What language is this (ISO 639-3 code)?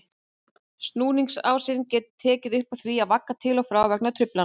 isl